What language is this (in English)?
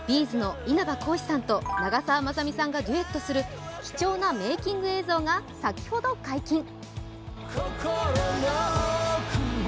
Japanese